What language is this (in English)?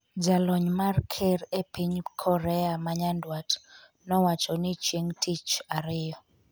Luo (Kenya and Tanzania)